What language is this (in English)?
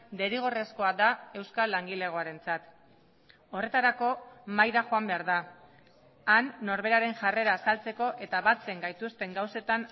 Basque